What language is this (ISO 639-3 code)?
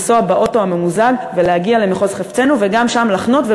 heb